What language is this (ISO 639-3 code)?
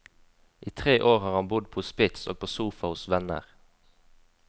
nor